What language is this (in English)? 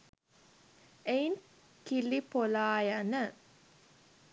Sinhala